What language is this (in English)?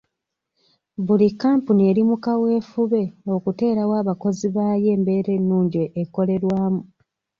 Ganda